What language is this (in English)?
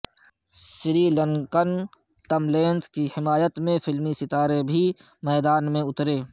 Urdu